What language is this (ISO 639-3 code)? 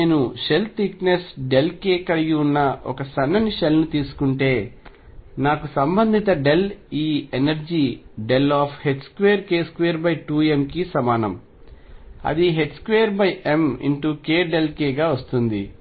tel